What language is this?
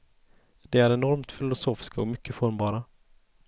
Swedish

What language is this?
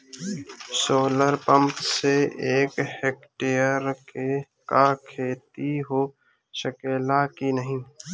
Bhojpuri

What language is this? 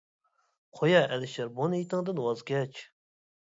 Uyghur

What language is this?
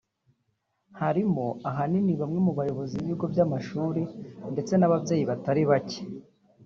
Kinyarwanda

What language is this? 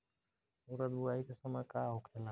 Bhojpuri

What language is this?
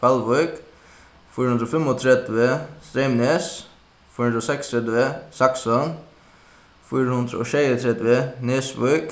Faroese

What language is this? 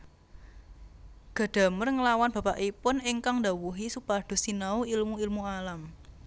Javanese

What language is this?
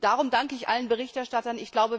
German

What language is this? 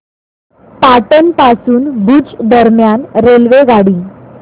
Marathi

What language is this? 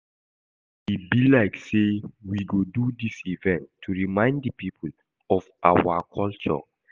Nigerian Pidgin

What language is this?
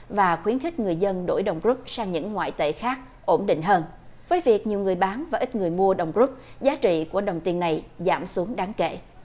Vietnamese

